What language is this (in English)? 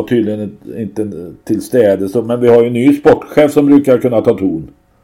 Swedish